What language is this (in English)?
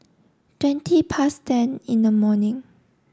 English